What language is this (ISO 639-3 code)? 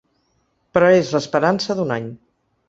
cat